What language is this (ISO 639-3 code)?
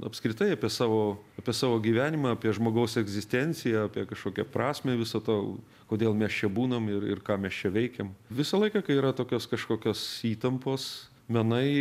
lit